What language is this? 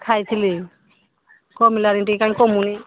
Odia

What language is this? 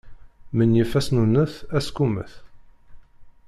Kabyle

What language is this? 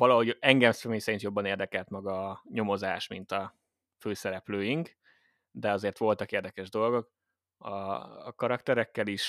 Hungarian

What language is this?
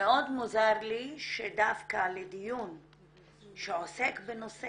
Hebrew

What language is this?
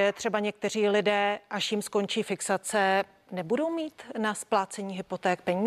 Czech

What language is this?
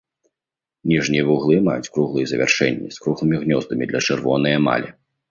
Belarusian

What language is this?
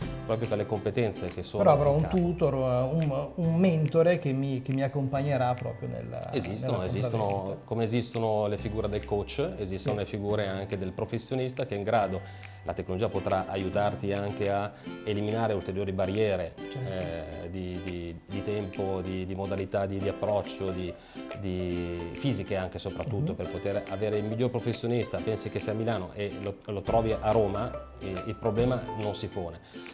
Italian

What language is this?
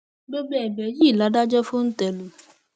Yoruba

